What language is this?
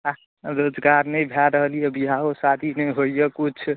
Maithili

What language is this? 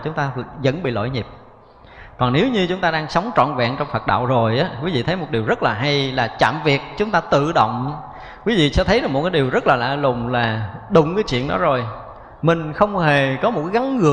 Vietnamese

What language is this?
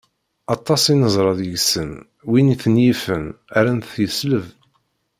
Kabyle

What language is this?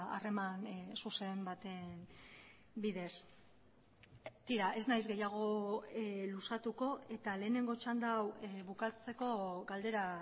Basque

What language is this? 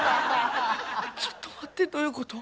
Japanese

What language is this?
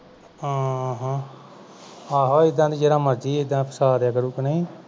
Punjabi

